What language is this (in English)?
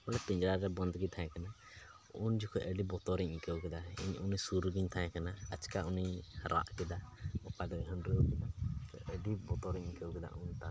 Santali